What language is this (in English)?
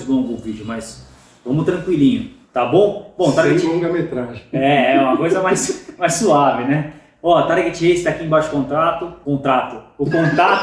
Portuguese